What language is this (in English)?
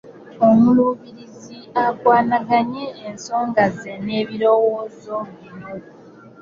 Ganda